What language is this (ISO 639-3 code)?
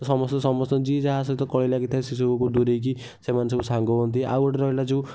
ori